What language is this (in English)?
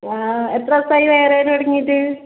Malayalam